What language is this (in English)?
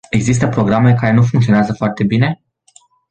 Romanian